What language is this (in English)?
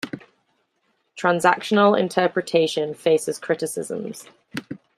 English